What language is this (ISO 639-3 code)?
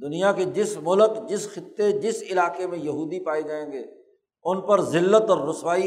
urd